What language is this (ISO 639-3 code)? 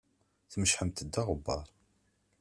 kab